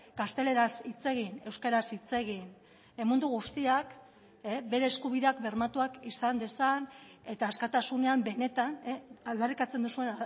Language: Basque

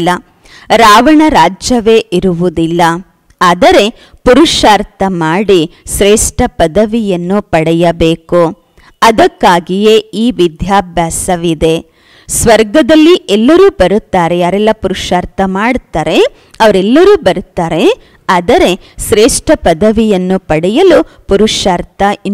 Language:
Korean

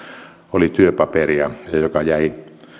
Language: Finnish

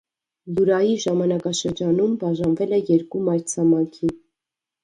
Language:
Armenian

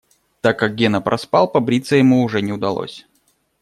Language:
Russian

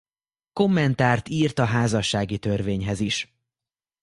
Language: Hungarian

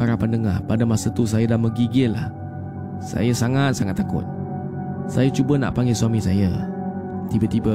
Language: Malay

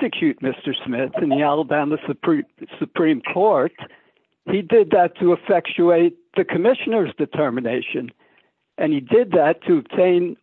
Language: English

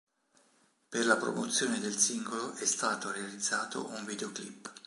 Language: Italian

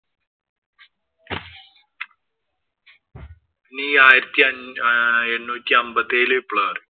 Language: Malayalam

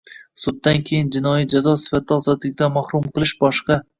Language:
Uzbek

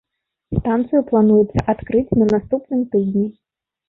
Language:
Belarusian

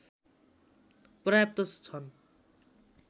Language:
Nepali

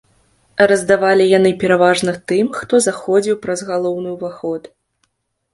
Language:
Belarusian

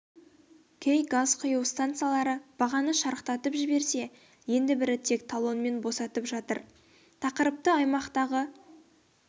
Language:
Kazakh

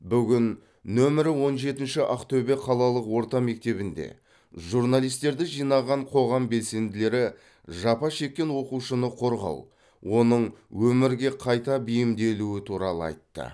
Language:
Kazakh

